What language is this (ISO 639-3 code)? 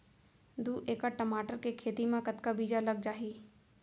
hne